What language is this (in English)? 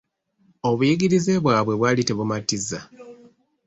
Ganda